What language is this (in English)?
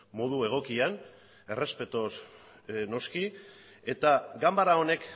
Basque